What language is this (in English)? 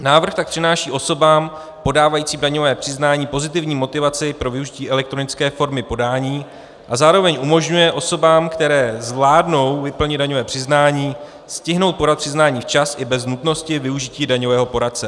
Czech